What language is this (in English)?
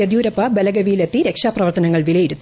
Malayalam